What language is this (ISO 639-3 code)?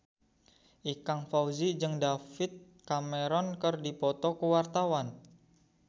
sun